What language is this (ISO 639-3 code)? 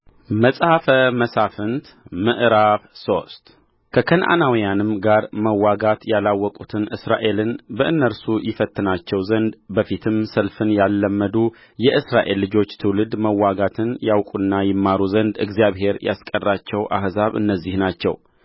amh